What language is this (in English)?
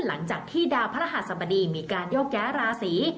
Thai